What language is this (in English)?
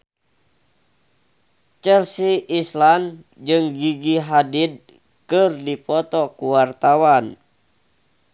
Sundanese